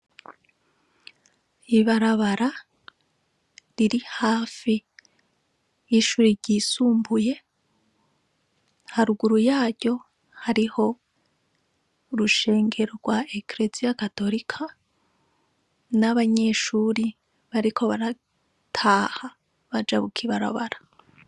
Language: Rundi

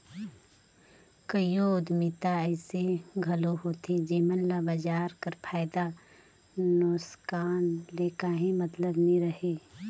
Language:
Chhattisgarhi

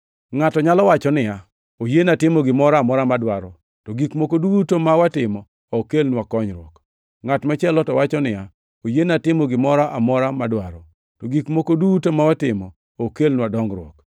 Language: Luo (Kenya and Tanzania)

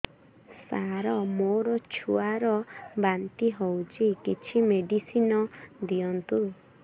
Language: Odia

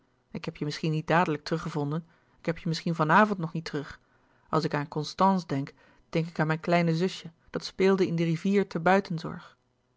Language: Dutch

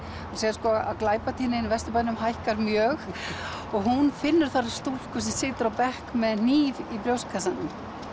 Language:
Icelandic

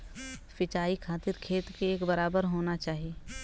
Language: Bhojpuri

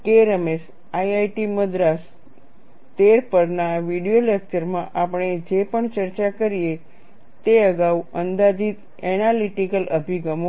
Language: Gujarati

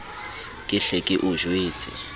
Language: Southern Sotho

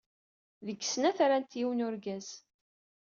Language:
Kabyle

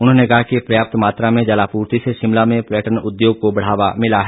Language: Hindi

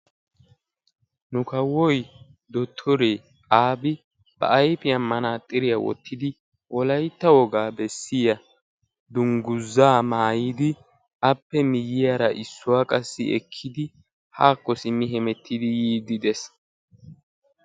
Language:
Wolaytta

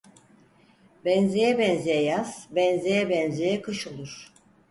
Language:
Turkish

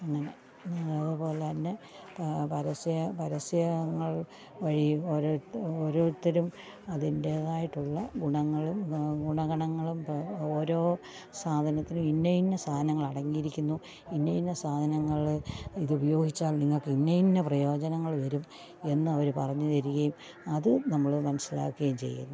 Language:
Malayalam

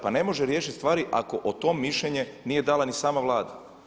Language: Croatian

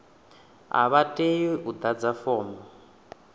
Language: Venda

